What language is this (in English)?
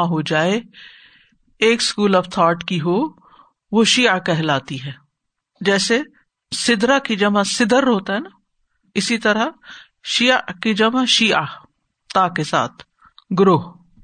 Urdu